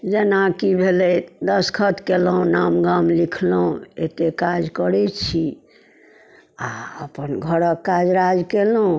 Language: Maithili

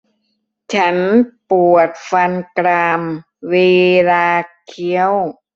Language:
Thai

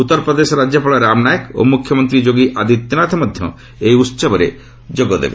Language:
Odia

